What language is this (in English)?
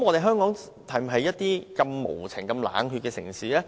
Cantonese